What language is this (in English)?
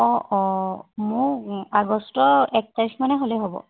Assamese